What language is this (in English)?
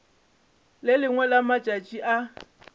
Northern Sotho